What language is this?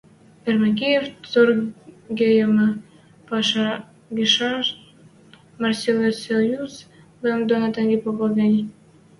Western Mari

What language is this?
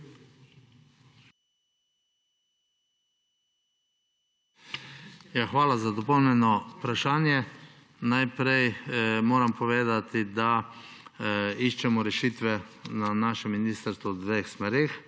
Slovenian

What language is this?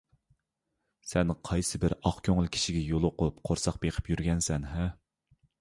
Uyghur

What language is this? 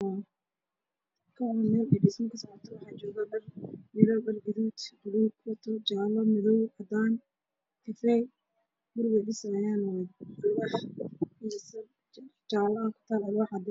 Somali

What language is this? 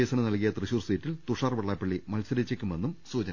Malayalam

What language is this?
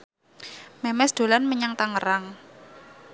Javanese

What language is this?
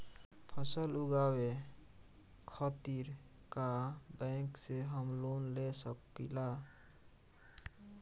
Bhojpuri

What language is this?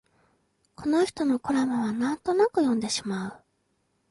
Japanese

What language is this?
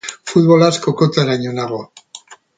Basque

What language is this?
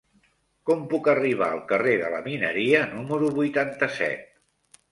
Catalan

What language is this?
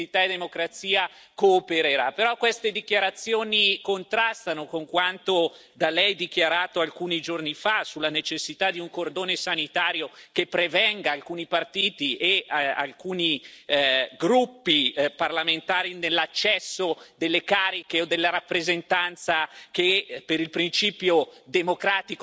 Italian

